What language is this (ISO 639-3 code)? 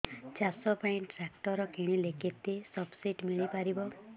ori